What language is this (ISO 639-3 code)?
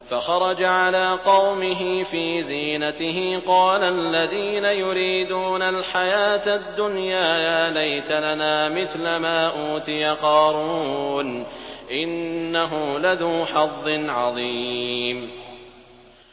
ara